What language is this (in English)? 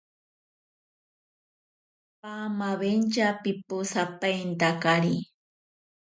Ashéninka Perené